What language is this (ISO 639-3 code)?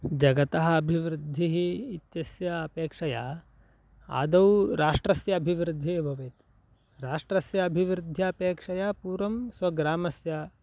san